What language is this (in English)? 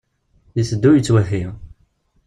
Kabyle